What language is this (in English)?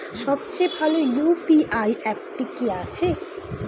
Bangla